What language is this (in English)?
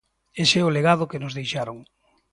Galician